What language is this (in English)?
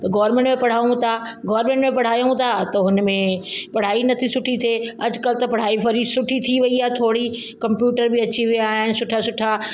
Sindhi